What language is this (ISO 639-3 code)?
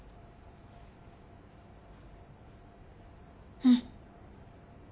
jpn